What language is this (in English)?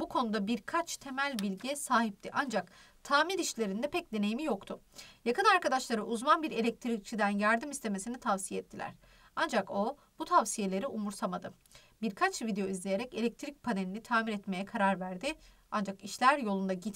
Turkish